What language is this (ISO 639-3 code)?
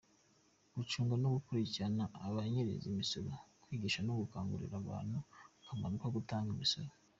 kin